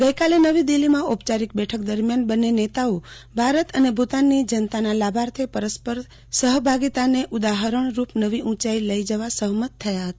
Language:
Gujarati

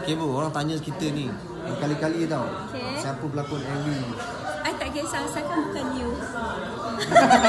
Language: Malay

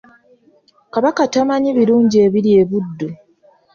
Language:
Ganda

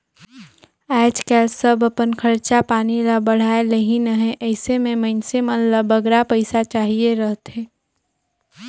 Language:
Chhattisgarhi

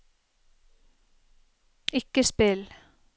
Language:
Norwegian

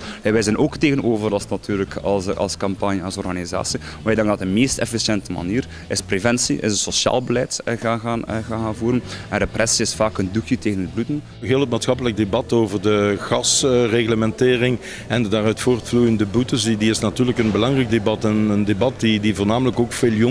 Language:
Dutch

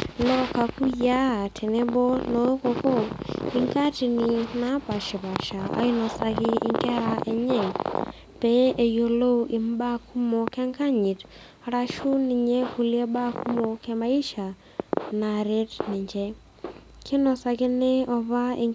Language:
Masai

